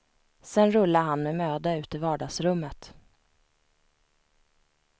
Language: Swedish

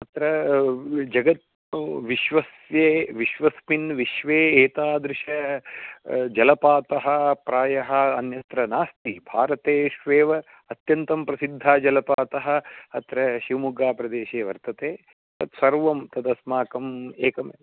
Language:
Sanskrit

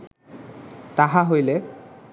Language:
Bangla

